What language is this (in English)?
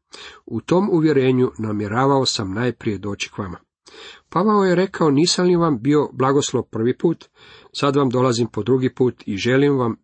Croatian